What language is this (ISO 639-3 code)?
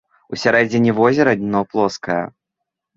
bel